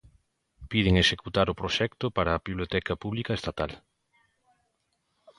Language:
Galician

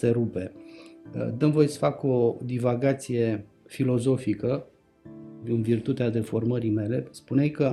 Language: Romanian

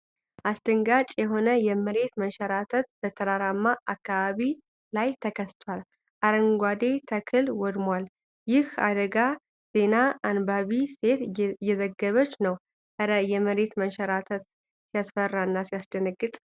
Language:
Amharic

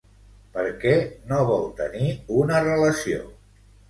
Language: Catalan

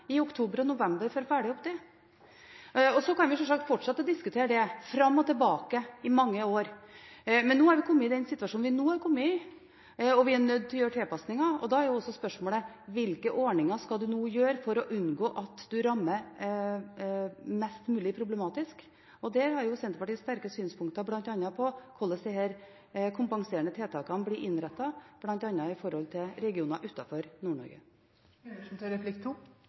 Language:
Norwegian Bokmål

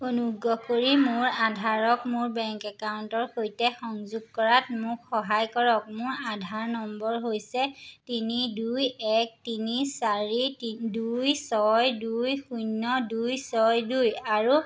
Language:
Assamese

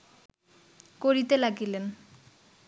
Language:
Bangla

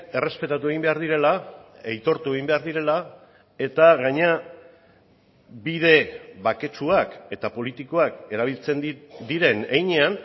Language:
Basque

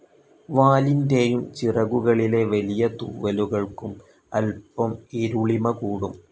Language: Malayalam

